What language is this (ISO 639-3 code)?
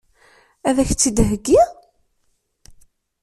kab